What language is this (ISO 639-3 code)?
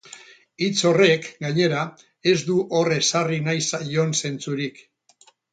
eus